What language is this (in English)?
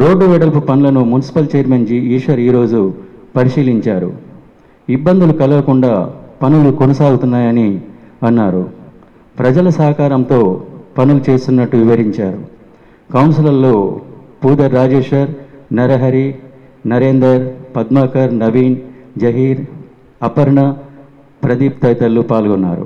Telugu